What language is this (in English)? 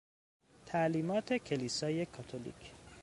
Persian